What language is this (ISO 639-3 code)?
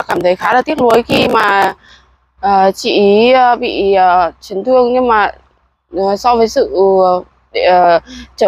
vie